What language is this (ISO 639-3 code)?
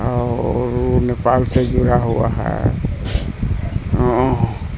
urd